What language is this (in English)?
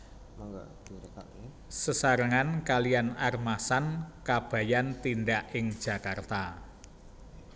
Javanese